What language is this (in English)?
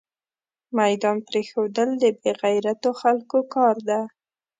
Pashto